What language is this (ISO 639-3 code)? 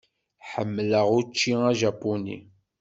kab